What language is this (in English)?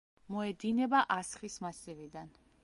Georgian